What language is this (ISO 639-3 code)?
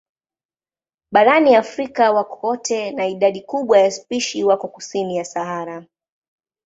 swa